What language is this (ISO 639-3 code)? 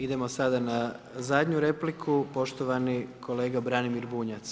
hrv